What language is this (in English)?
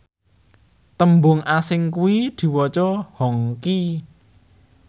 Javanese